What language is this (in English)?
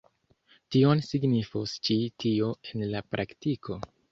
Esperanto